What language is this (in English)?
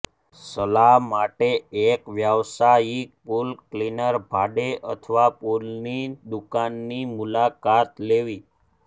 Gujarati